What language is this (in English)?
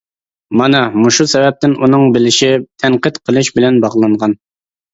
Uyghur